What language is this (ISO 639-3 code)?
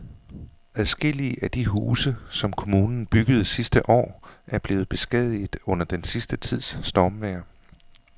dan